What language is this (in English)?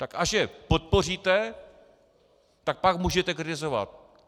Czech